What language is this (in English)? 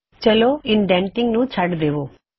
Punjabi